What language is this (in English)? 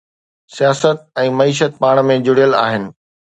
Sindhi